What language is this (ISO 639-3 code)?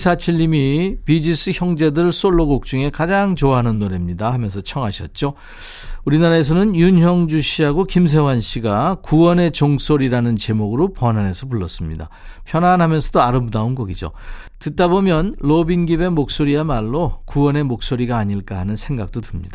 kor